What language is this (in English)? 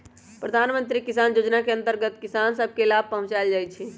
Magahi